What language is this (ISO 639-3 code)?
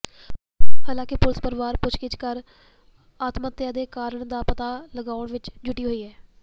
pan